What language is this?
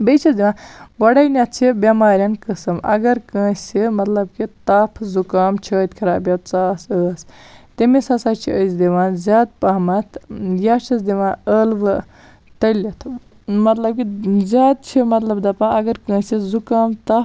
Kashmiri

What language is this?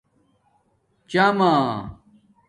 Domaaki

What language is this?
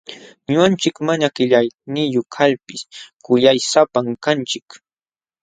Jauja Wanca Quechua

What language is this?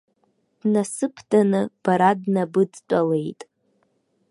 Abkhazian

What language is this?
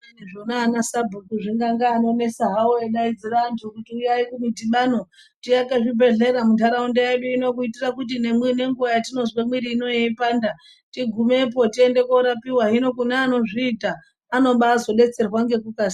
Ndau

